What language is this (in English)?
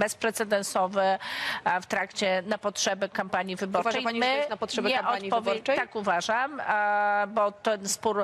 Polish